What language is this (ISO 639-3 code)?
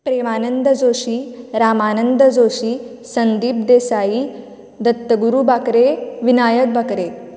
kok